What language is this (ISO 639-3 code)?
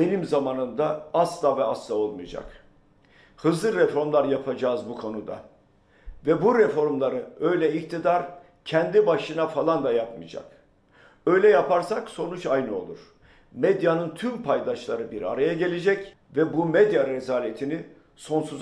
tur